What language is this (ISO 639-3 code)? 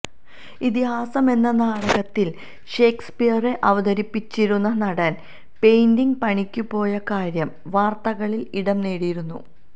mal